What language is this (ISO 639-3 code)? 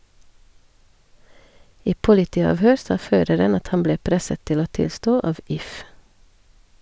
nor